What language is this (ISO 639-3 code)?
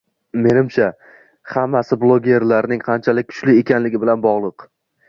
uzb